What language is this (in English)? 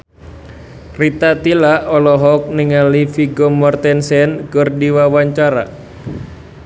Sundanese